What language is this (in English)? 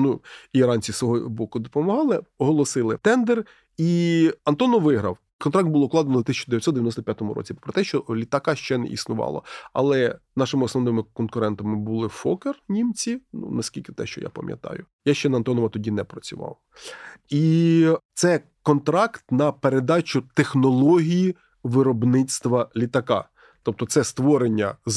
Ukrainian